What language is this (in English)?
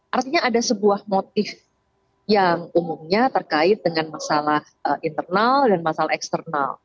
Indonesian